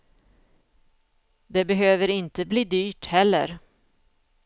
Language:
Swedish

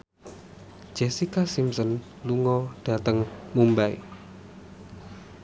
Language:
Javanese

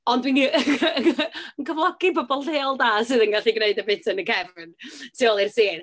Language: Welsh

